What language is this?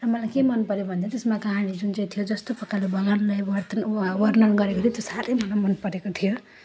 Nepali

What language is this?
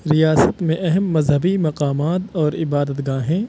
Urdu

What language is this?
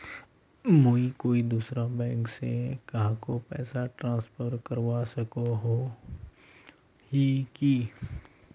Magahi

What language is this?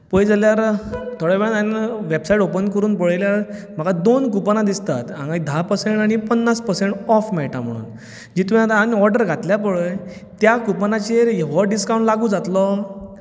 Konkani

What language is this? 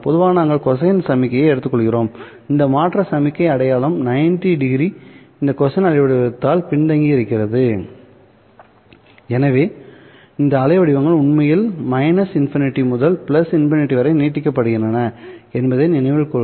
Tamil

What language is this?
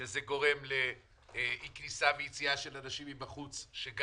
Hebrew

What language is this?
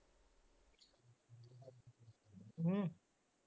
Punjabi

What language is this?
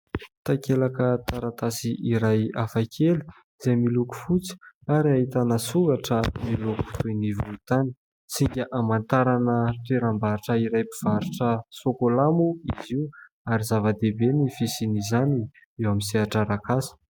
Malagasy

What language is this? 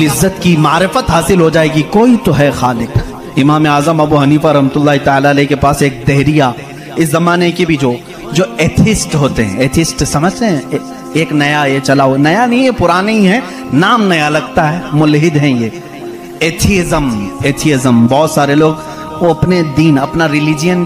Hindi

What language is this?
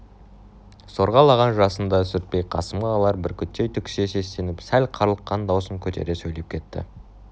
Kazakh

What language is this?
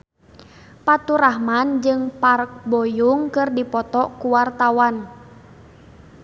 Sundanese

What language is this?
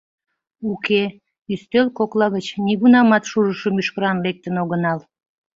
Mari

